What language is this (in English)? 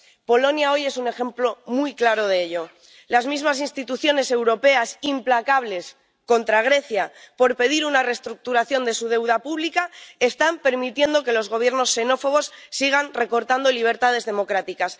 Spanish